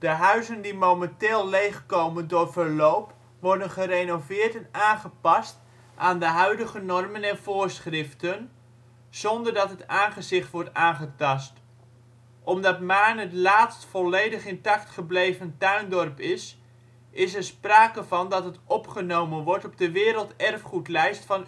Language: Dutch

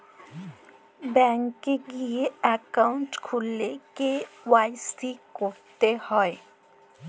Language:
Bangla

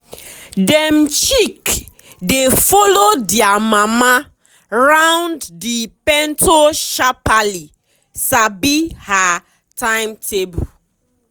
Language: Nigerian Pidgin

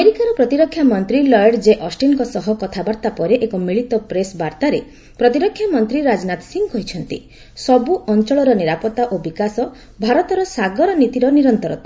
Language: Odia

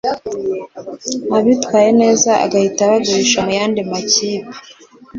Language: Kinyarwanda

